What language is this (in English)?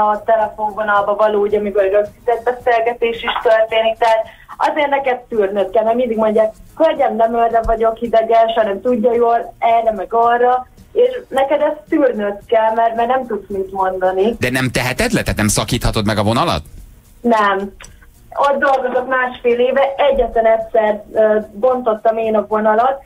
Hungarian